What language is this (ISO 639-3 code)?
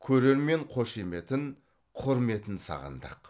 kaz